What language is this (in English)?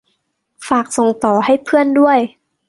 Thai